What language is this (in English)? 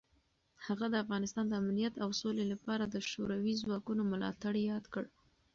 Pashto